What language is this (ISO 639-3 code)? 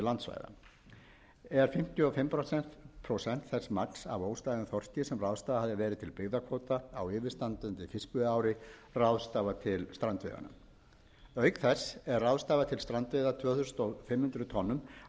isl